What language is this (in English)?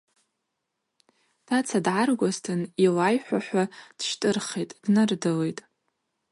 Abaza